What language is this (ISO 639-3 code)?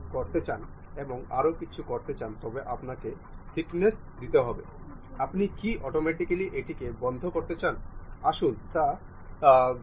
ben